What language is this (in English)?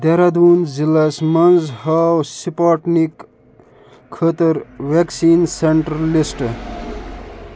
Kashmiri